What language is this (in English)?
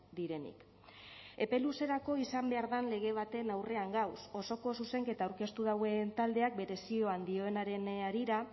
Basque